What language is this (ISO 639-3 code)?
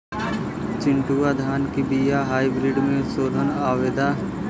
bho